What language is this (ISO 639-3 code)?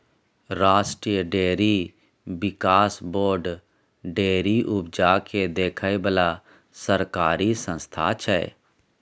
mai